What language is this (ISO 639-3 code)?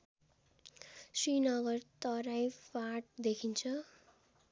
nep